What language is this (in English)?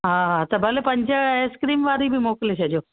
Sindhi